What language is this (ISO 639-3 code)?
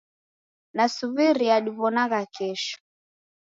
dav